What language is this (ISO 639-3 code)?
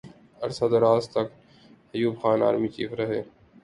urd